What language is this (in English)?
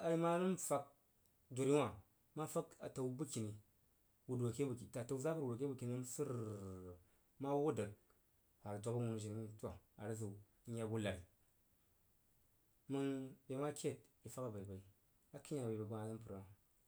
Jiba